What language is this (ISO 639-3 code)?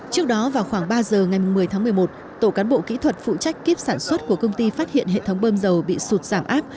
vie